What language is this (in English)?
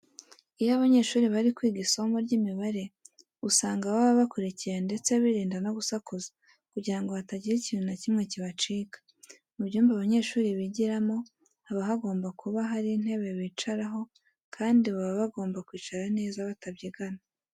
Kinyarwanda